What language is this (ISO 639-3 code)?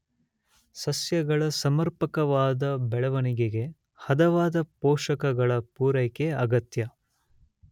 kan